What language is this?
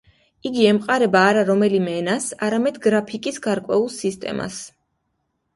Georgian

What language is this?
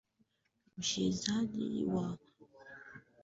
Swahili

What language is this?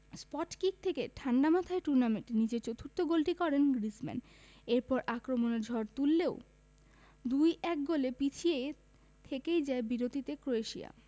Bangla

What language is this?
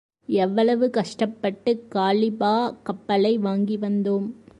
Tamil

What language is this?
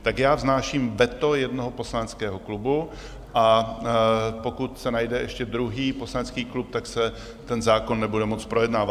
Czech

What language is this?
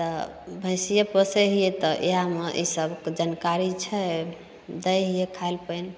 Maithili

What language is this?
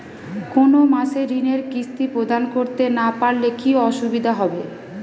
Bangla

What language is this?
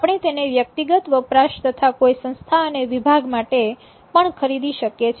Gujarati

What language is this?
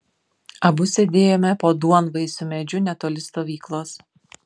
Lithuanian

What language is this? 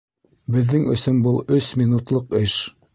Bashkir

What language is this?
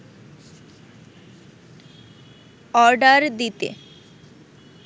Bangla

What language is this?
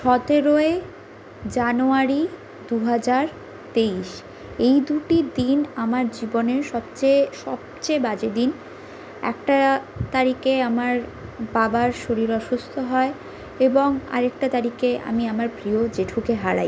Bangla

